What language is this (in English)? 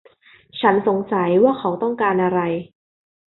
Thai